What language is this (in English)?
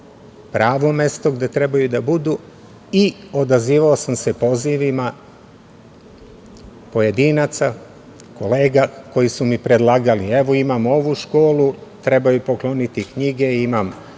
Serbian